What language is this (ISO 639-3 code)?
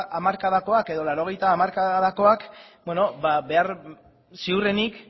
eus